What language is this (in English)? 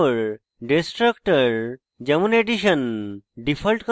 Bangla